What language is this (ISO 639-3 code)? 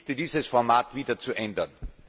deu